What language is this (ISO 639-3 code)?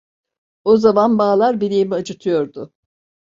tur